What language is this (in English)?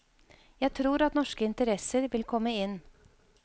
Norwegian